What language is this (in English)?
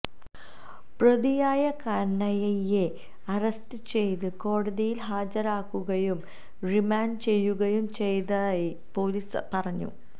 Malayalam